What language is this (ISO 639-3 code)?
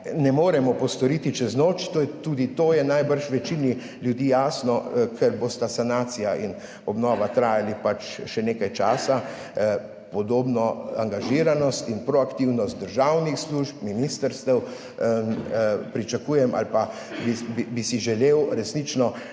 slv